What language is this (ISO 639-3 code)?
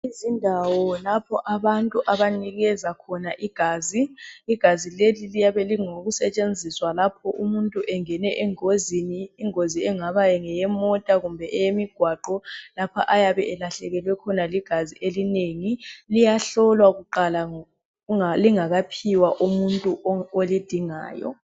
nde